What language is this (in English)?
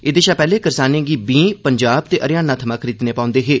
Dogri